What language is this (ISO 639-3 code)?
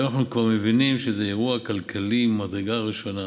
heb